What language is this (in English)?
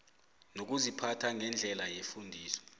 South Ndebele